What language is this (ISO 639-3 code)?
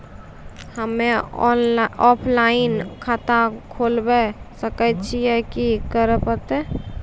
mai